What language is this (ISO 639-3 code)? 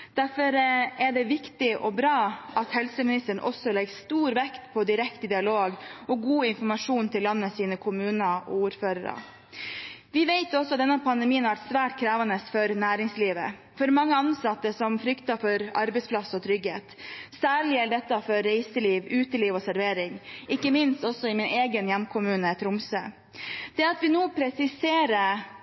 nob